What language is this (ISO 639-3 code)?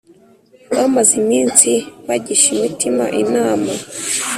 kin